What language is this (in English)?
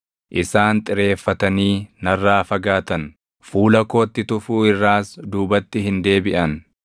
Oromo